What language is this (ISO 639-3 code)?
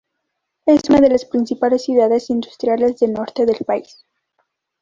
spa